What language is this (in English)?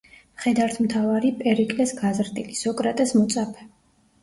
Georgian